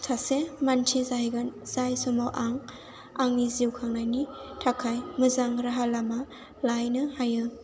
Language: Bodo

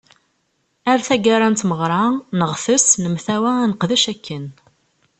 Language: Kabyle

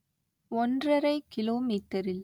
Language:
Tamil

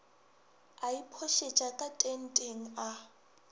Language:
Northern Sotho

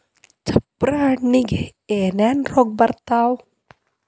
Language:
Kannada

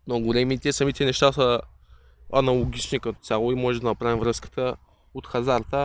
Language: Bulgarian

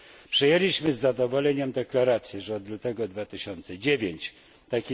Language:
Polish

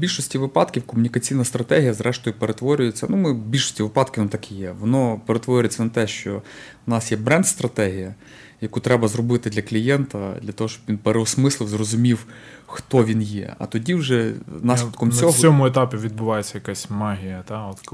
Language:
Ukrainian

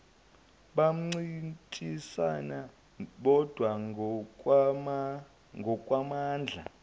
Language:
Zulu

